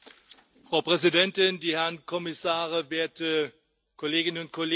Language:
German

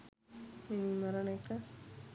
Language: Sinhala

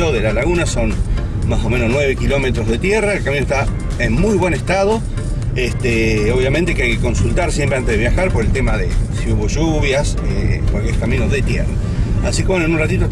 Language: Spanish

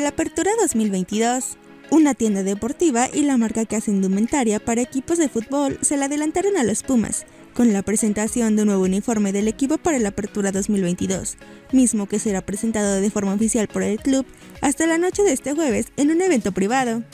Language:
Spanish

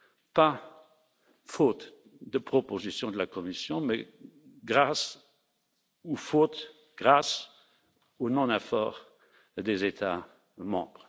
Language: French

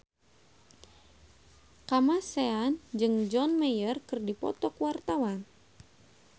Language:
Sundanese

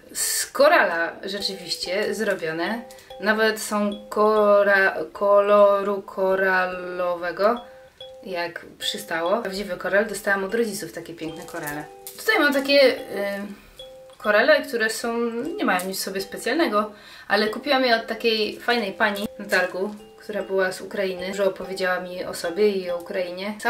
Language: Polish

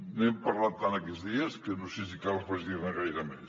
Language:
Catalan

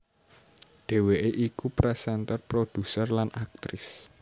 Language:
Javanese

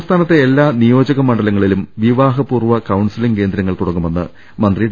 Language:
Malayalam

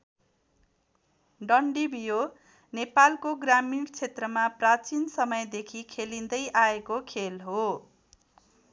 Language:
Nepali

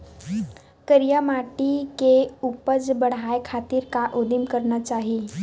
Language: Chhattisgarhi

